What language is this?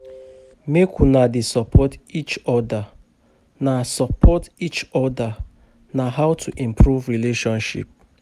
Nigerian Pidgin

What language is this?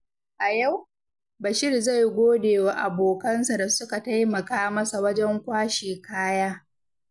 Hausa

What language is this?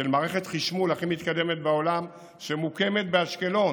Hebrew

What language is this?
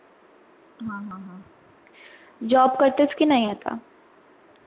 Marathi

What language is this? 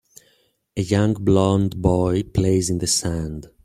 English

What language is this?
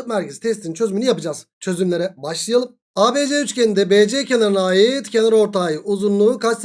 Turkish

